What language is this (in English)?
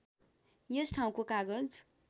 Nepali